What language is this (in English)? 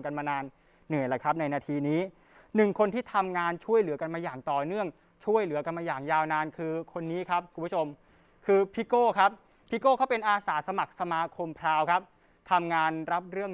Thai